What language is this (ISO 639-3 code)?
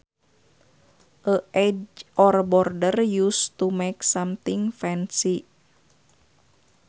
sun